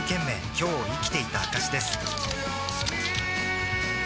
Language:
Japanese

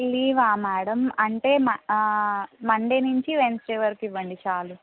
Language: Telugu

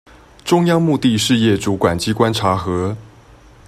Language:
Chinese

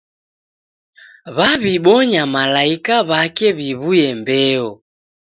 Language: Taita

